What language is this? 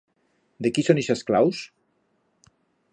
Aragonese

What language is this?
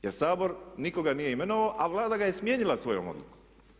Croatian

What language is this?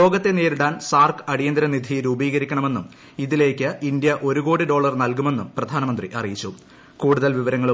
Malayalam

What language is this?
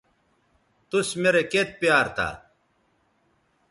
Bateri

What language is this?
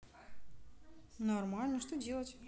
Russian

